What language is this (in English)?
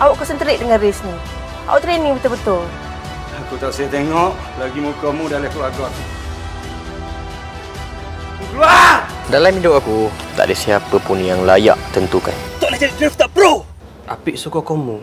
Malay